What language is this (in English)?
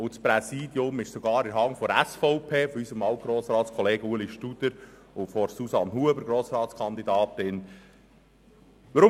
Swiss German